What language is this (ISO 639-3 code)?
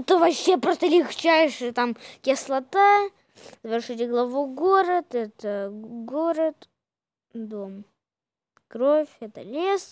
rus